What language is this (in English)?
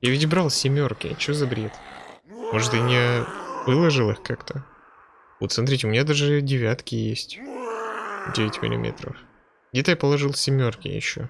Russian